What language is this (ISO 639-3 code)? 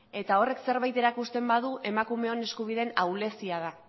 eus